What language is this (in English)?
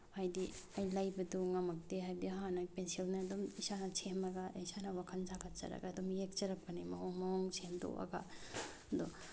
Manipuri